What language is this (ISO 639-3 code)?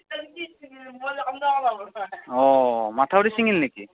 asm